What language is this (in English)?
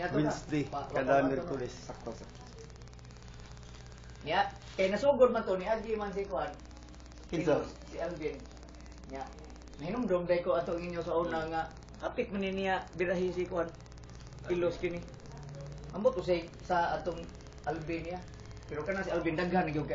Filipino